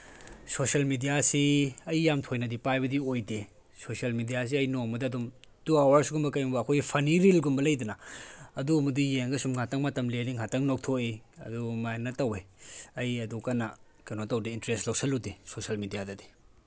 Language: Manipuri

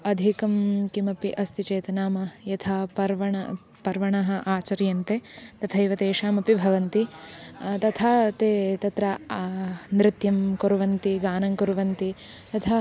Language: Sanskrit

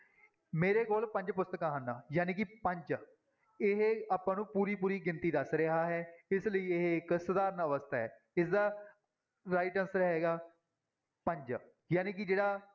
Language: Punjabi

